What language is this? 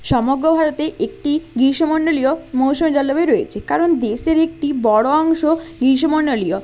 Bangla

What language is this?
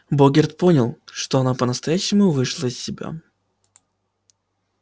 Russian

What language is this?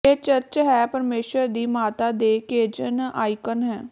Punjabi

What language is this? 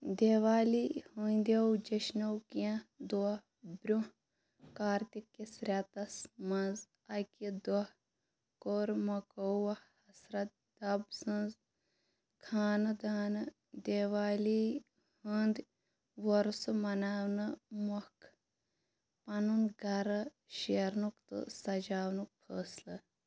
Kashmiri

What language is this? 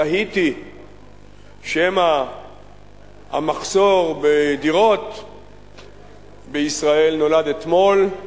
Hebrew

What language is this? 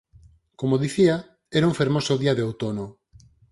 Galician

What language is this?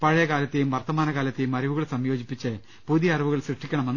Malayalam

